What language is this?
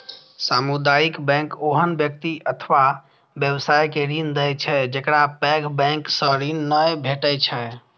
Maithili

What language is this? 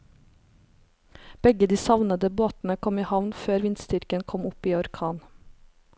Norwegian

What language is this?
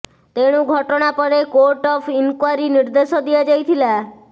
Odia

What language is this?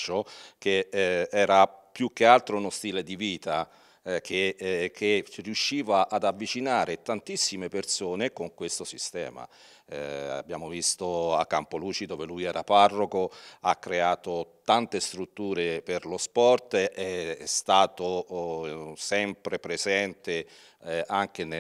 Italian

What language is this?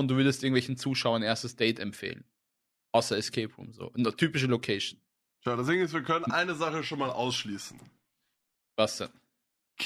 German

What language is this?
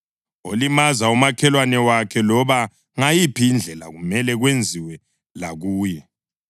North Ndebele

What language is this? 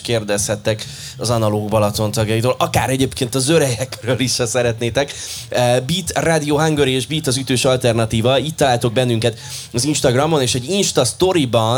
Hungarian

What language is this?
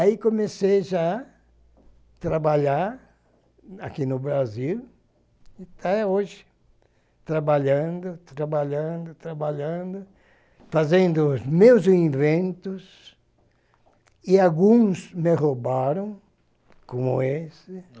Portuguese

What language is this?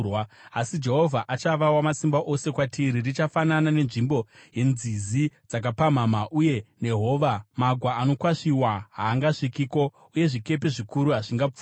Shona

